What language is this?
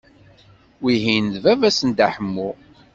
Kabyle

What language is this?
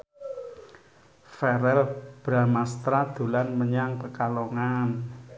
Javanese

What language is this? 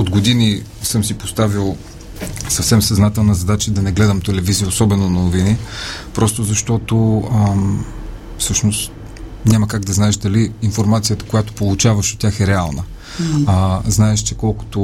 Bulgarian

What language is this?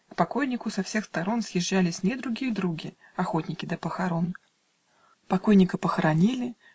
Russian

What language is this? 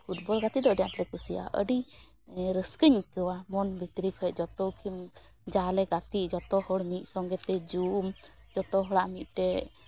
Santali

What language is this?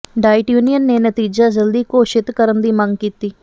Punjabi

